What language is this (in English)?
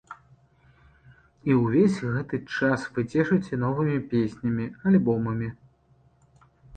Belarusian